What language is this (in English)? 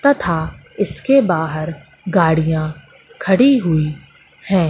Hindi